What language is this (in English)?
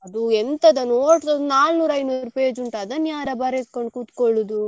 Kannada